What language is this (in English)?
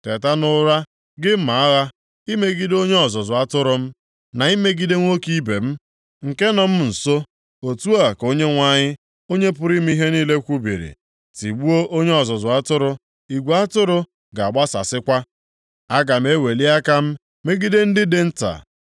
Igbo